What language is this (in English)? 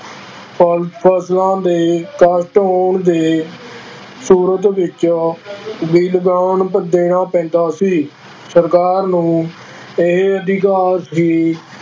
Punjabi